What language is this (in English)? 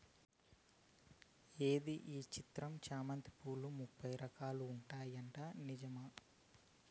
Telugu